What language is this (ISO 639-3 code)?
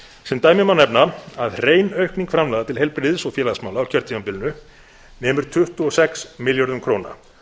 isl